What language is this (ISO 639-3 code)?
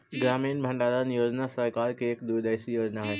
mag